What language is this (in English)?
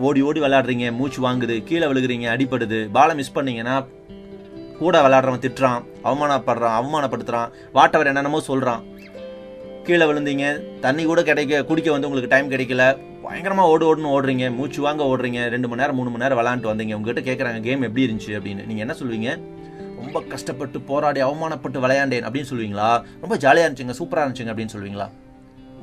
Tamil